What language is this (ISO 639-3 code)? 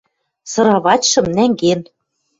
mrj